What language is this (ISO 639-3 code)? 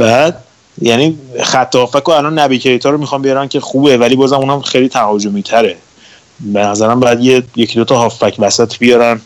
fas